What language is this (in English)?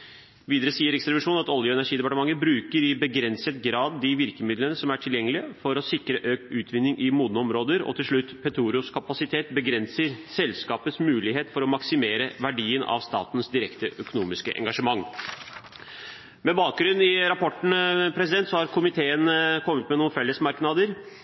Norwegian Bokmål